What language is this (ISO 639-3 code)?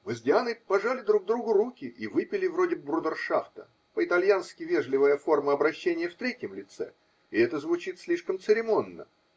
rus